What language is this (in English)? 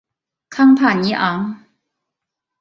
Chinese